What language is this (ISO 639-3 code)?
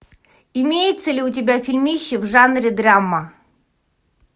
rus